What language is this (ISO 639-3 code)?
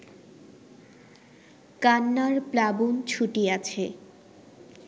ben